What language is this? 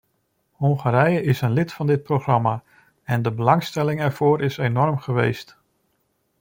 Dutch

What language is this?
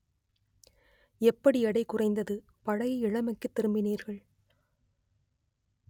Tamil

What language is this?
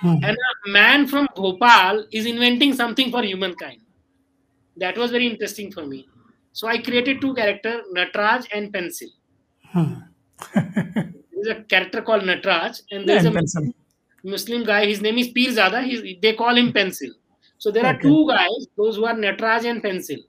Hindi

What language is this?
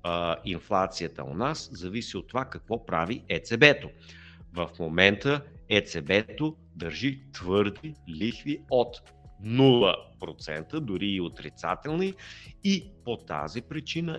Bulgarian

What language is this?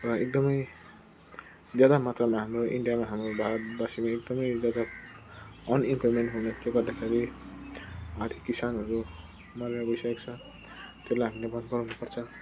Nepali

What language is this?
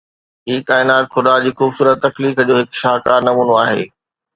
Sindhi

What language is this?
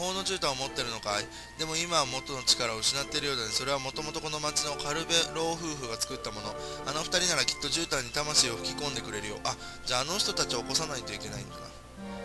Japanese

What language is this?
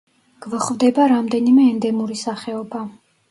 Georgian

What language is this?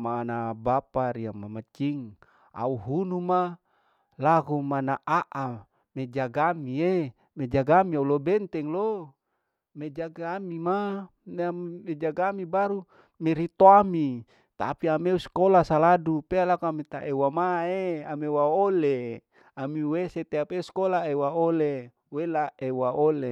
Larike-Wakasihu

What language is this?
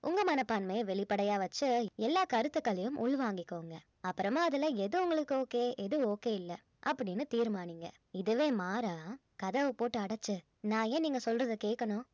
Tamil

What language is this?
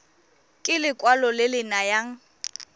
Tswana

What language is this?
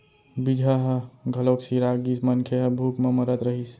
Chhattisgarhi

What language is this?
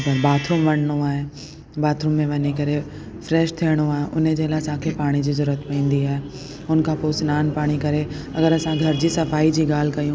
Sindhi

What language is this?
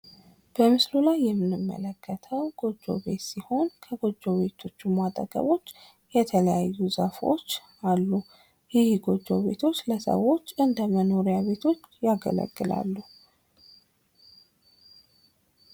Amharic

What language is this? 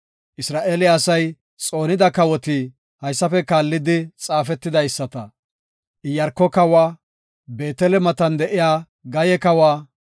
Gofa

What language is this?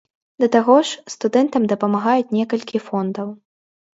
Belarusian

